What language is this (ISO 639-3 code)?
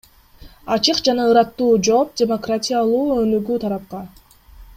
kir